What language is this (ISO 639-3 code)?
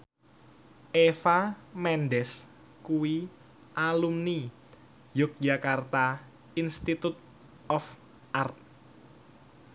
jav